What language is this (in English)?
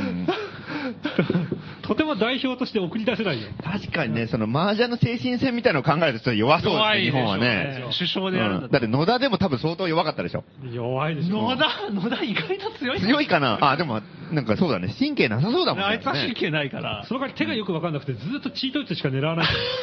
Japanese